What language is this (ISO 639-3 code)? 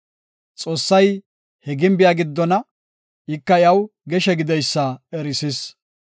gof